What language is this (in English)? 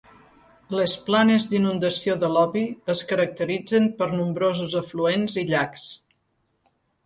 Catalan